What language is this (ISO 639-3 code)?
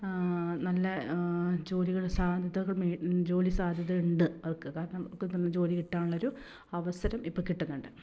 mal